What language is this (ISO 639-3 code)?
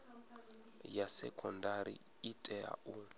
ven